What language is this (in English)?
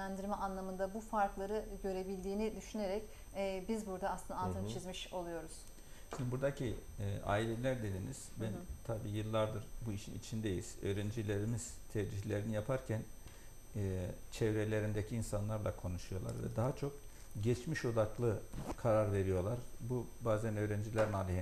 Turkish